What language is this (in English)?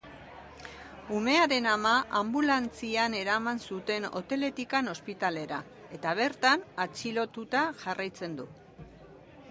Basque